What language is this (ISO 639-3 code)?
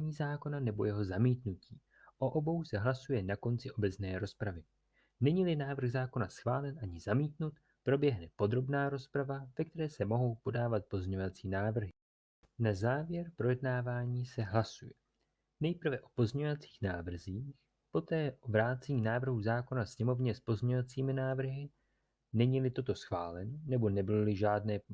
ces